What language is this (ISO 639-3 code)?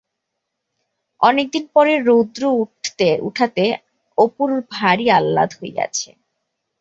ben